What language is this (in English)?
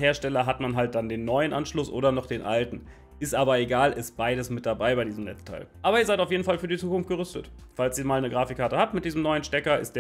German